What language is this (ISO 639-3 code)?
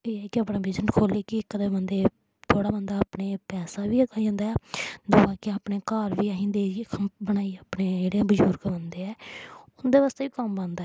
doi